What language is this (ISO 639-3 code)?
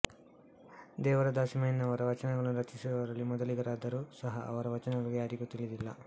kan